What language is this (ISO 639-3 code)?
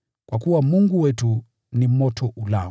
swa